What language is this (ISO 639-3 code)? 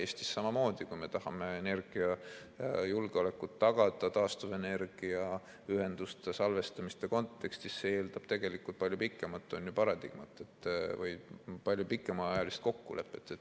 est